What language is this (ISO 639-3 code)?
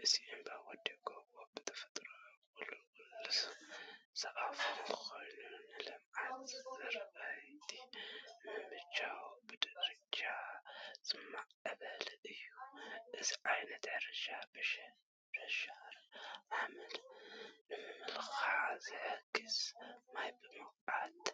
tir